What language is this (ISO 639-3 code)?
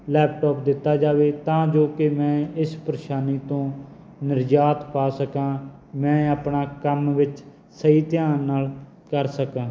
pan